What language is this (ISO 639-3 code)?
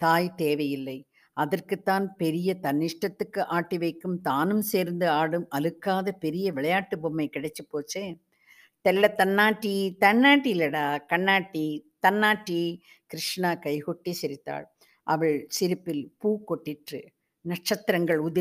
tam